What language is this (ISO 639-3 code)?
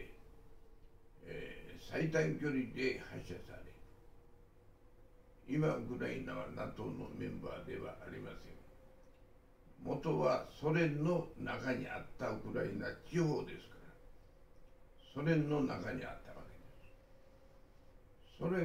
jpn